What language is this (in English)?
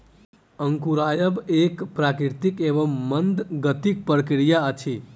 Maithili